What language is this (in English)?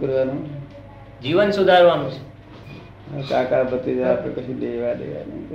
Gujarati